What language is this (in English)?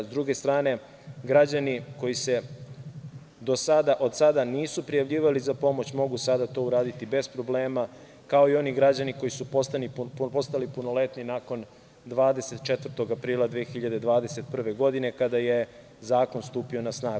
Serbian